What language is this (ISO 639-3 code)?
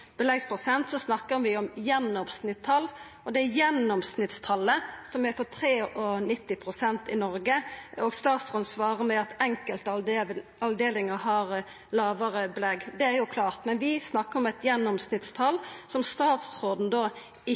nno